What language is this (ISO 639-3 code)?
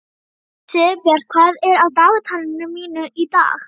isl